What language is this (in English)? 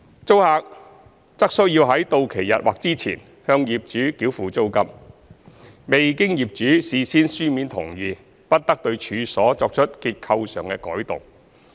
Cantonese